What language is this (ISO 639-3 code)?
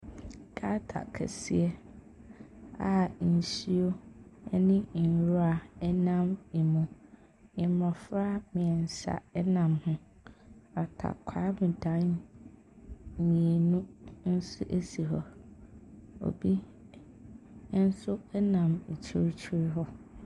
aka